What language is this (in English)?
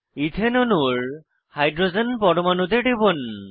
Bangla